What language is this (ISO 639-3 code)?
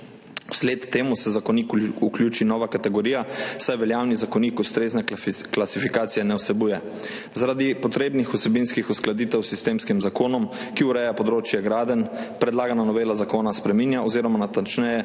slv